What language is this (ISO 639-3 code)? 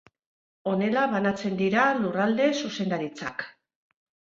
eus